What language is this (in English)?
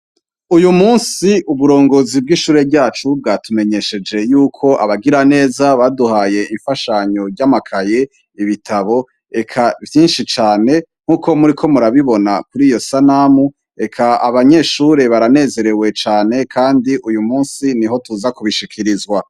Rundi